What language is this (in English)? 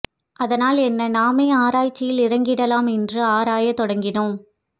Tamil